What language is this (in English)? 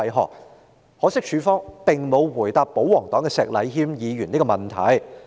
Cantonese